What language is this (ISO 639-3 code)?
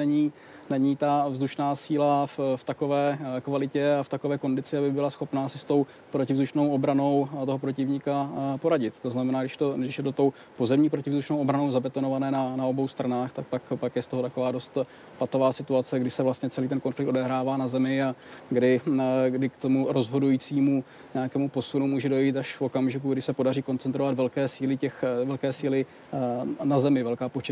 ces